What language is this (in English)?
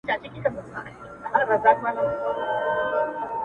Pashto